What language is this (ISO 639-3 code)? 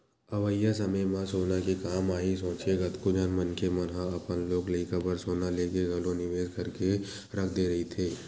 hne